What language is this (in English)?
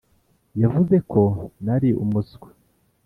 Kinyarwanda